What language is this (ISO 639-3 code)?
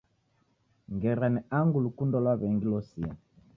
dav